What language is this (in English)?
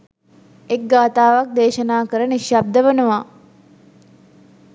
Sinhala